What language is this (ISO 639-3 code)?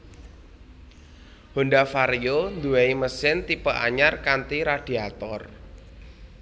jav